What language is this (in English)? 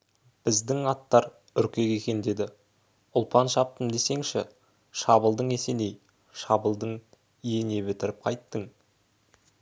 Kazakh